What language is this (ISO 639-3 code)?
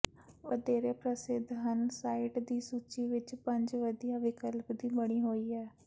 pan